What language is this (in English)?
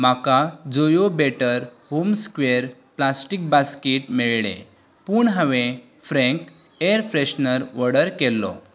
Konkani